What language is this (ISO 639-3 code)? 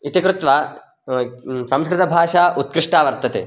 san